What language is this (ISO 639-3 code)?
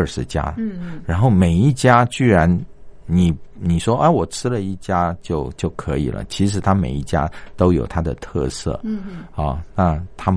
zho